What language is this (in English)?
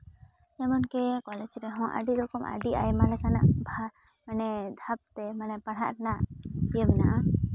Santali